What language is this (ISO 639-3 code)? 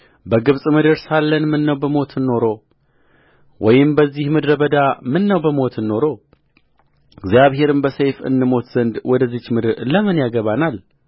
amh